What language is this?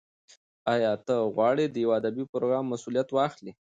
Pashto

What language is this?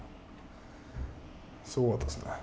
Japanese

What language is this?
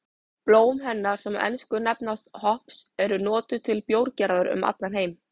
Icelandic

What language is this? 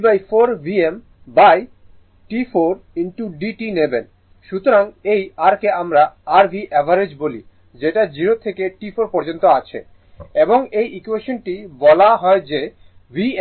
Bangla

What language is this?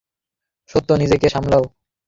Bangla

